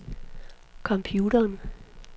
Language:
Danish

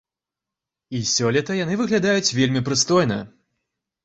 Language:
Belarusian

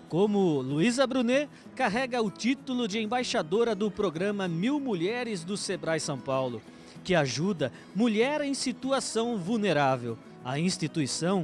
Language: Portuguese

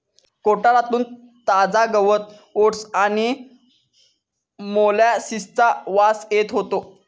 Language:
Marathi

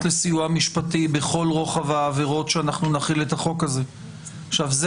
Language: Hebrew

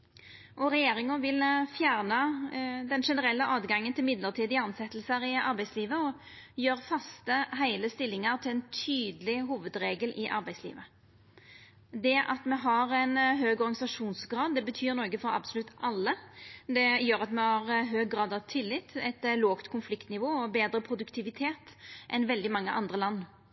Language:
Norwegian Nynorsk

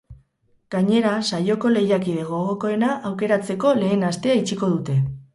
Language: Basque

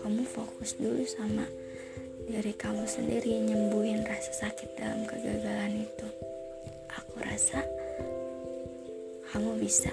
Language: Indonesian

